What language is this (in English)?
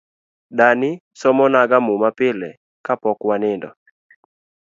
Luo (Kenya and Tanzania)